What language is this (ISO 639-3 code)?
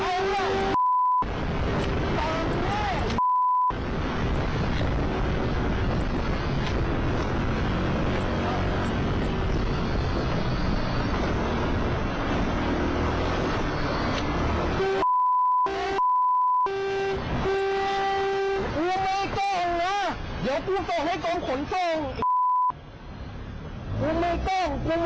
tha